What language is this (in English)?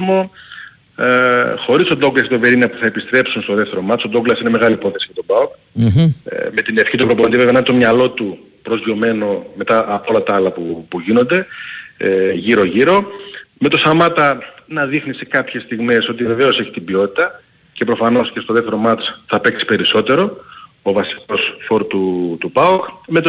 Greek